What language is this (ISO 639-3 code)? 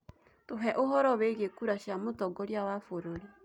kik